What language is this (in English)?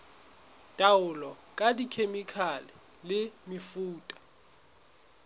Southern Sotho